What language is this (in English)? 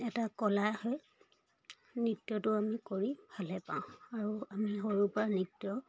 Assamese